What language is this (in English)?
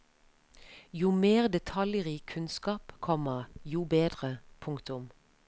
Norwegian